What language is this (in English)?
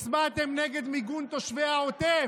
Hebrew